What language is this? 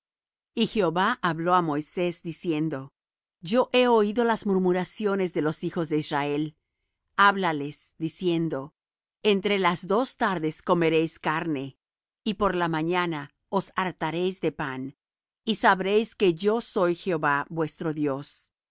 Spanish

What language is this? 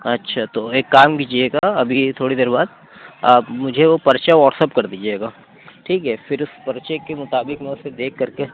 Urdu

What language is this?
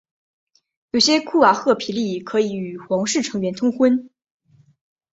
Chinese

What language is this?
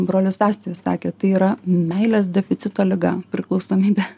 Lithuanian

